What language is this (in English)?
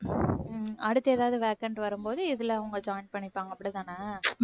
Tamil